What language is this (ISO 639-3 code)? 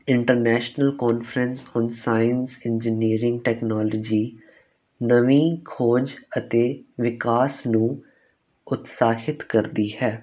pan